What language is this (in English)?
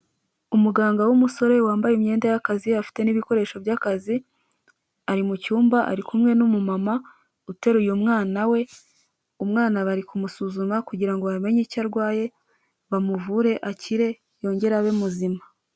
Kinyarwanda